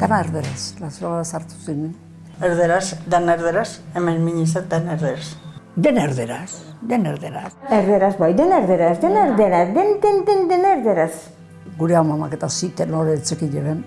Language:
Basque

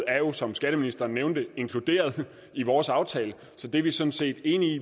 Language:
Danish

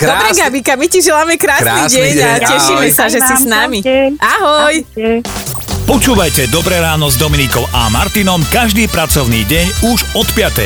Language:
Slovak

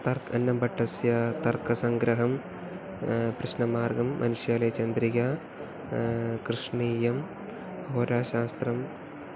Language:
Sanskrit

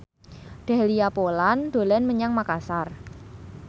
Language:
Javanese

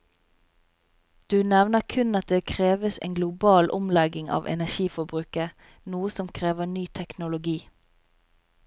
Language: Norwegian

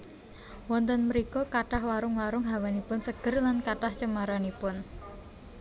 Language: Javanese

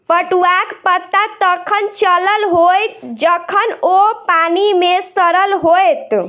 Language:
Maithili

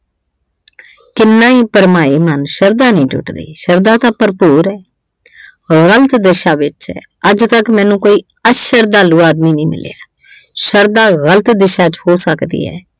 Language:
Punjabi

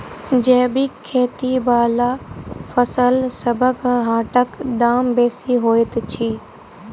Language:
Maithili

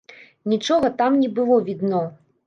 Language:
Belarusian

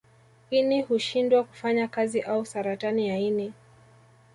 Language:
Swahili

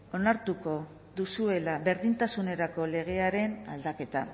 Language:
Basque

